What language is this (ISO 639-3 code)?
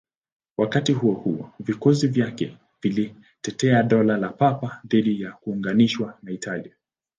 swa